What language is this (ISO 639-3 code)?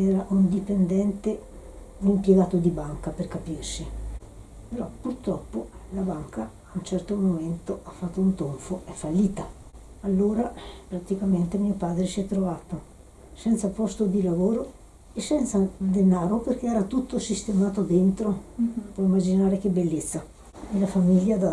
ita